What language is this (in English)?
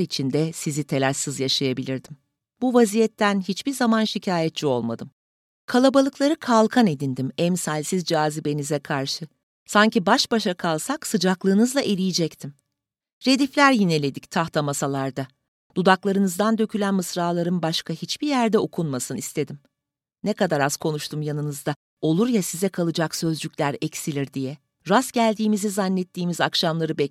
Turkish